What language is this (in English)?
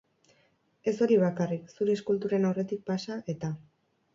Basque